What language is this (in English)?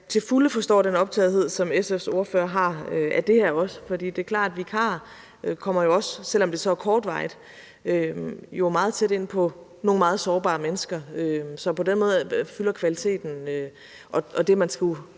Danish